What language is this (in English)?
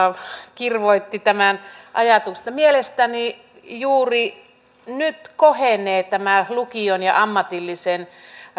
Finnish